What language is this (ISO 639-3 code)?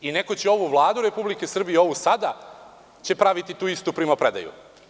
srp